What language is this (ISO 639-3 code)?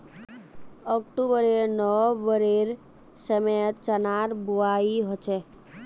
mag